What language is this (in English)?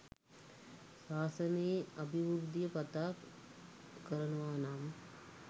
Sinhala